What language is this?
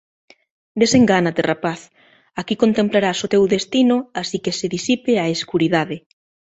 Galician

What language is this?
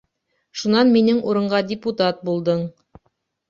Bashkir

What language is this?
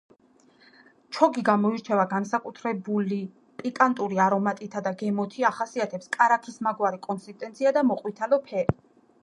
Georgian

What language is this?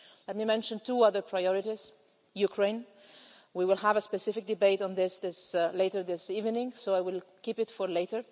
English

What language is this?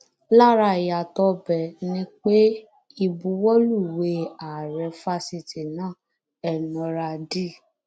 Yoruba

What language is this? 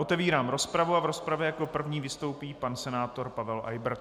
Czech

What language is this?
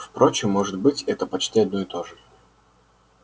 Russian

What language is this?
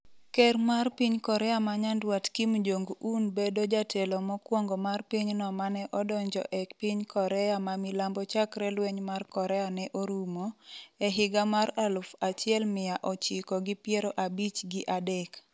Luo (Kenya and Tanzania)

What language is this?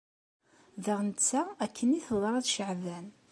Kabyle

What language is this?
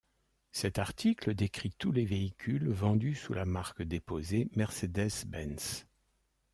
French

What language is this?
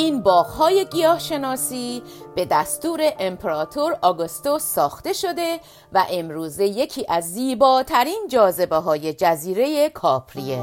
Persian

